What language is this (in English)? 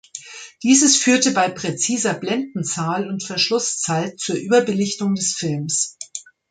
German